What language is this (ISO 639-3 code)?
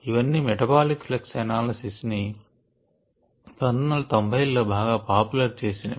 tel